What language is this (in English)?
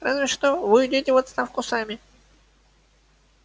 Russian